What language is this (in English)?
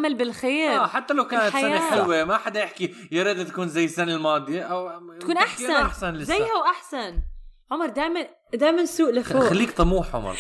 Arabic